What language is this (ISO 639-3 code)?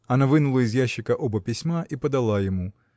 rus